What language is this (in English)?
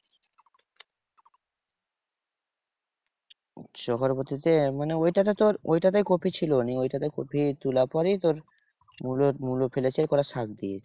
Bangla